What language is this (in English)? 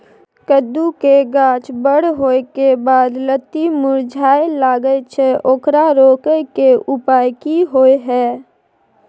Maithili